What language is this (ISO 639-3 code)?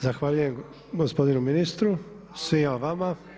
hrv